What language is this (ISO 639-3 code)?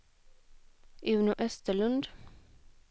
swe